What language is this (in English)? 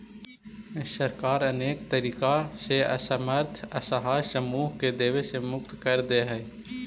Magahi